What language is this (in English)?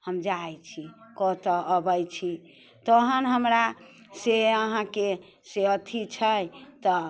Maithili